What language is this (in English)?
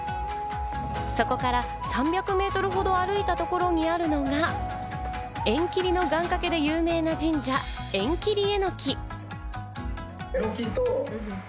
Japanese